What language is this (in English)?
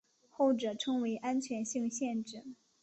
Chinese